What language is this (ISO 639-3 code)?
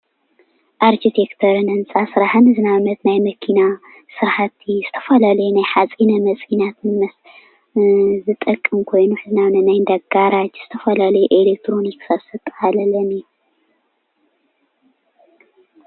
tir